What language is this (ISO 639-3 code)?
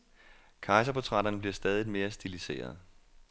dan